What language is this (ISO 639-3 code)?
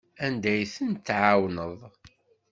kab